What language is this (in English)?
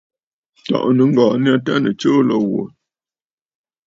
Bafut